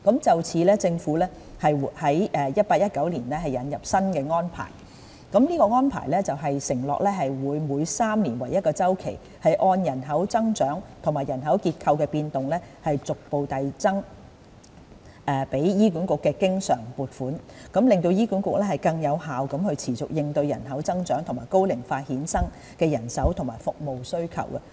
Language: Cantonese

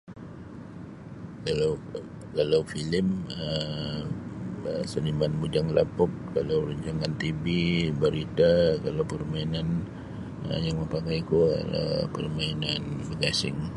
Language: Sabah Bisaya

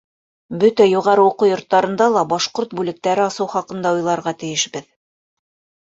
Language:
Bashkir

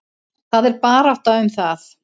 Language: Icelandic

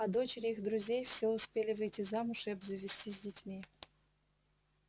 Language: Russian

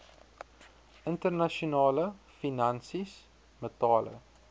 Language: Afrikaans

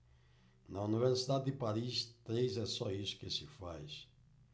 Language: Portuguese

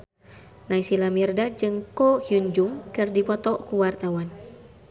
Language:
Sundanese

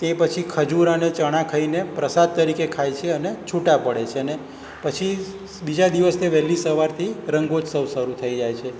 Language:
Gujarati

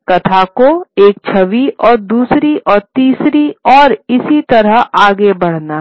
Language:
Hindi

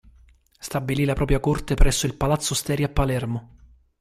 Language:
Italian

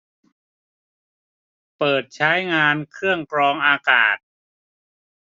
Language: Thai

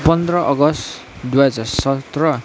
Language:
Nepali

